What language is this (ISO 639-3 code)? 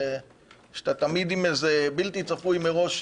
heb